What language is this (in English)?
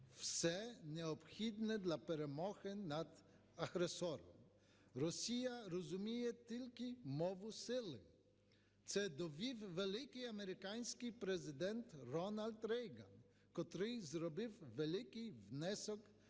Ukrainian